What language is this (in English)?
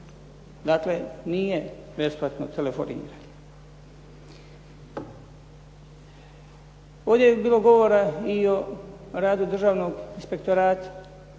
Croatian